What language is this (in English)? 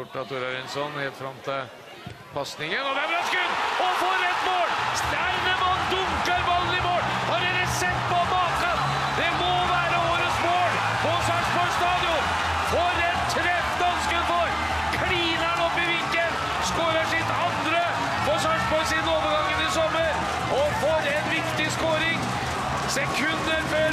Norwegian